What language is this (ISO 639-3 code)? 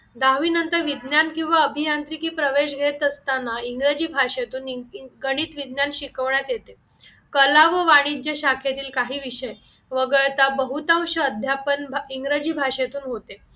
mar